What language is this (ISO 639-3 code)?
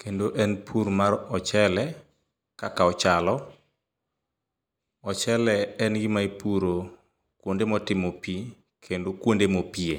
luo